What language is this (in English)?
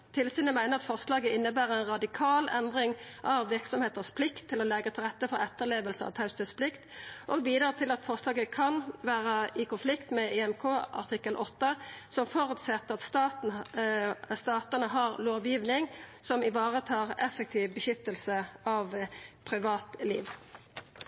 Norwegian Nynorsk